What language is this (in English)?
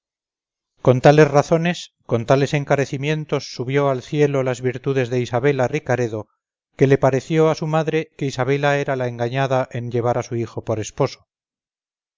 Spanish